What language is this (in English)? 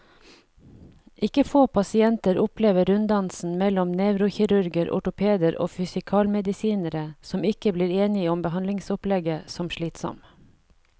Norwegian